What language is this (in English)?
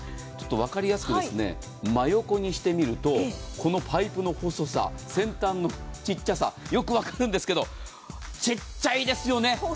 Japanese